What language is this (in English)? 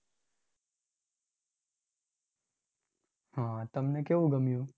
Gujarati